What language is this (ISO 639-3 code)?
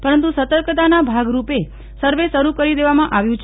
guj